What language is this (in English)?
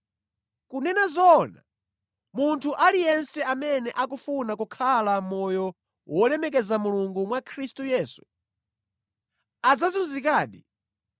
Nyanja